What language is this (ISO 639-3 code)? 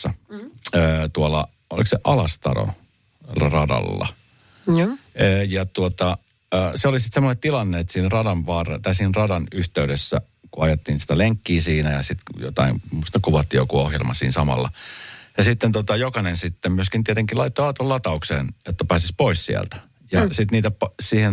fin